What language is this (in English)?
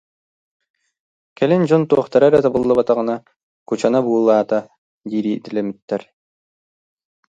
Yakut